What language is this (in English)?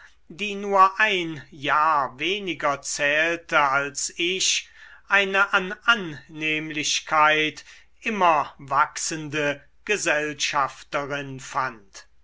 German